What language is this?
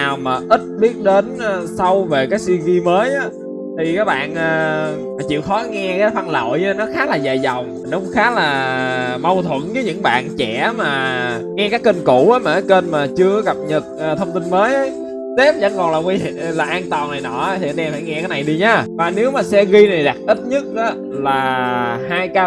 Vietnamese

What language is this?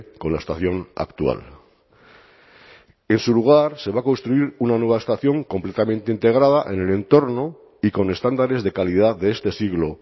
Spanish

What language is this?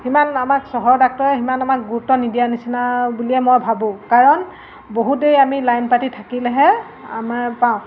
Assamese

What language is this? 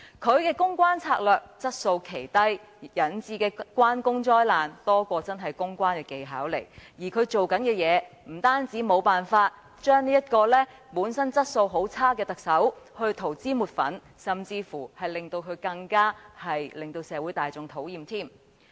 Cantonese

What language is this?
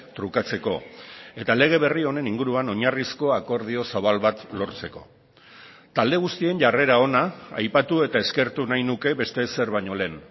Basque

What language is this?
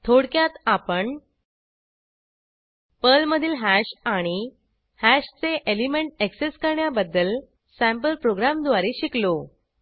Marathi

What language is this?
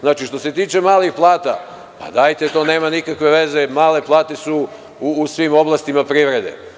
Serbian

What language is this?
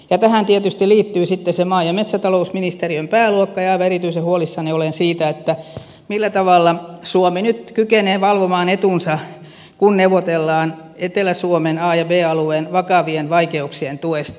Finnish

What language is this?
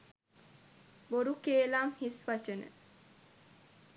Sinhala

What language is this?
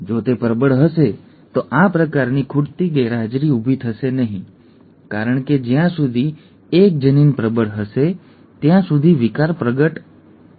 Gujarati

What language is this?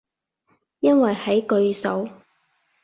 Cantonese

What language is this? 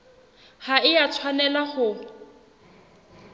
Southern Sotho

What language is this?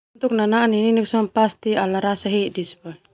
Termanu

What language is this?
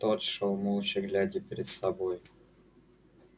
Russian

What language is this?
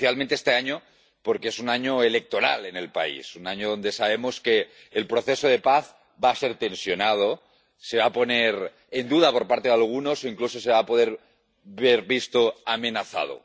Spanish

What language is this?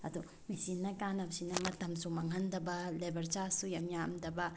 Manipuri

